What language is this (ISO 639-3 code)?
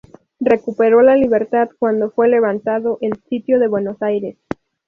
spa